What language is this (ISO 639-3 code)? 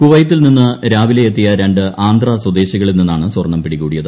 mal